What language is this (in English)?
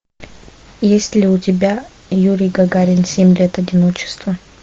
Russian